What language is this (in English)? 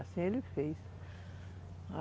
Portuguese